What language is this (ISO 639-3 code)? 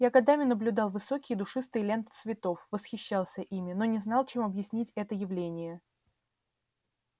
rus